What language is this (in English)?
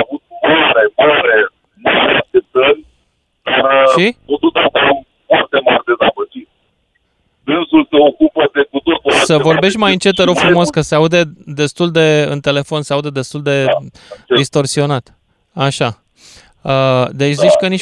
Romanian